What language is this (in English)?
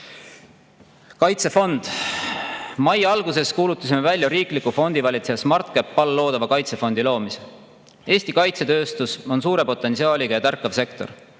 Estonian